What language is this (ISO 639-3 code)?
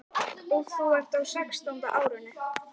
isl